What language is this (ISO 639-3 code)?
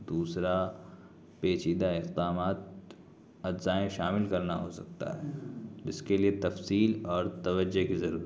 urd